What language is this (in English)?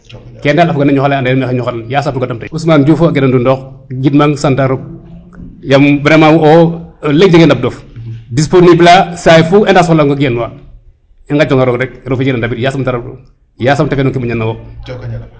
Serer